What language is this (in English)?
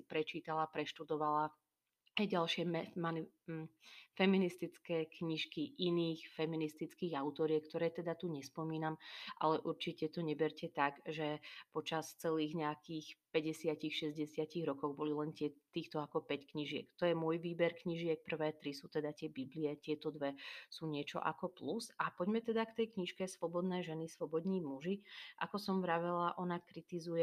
Slovak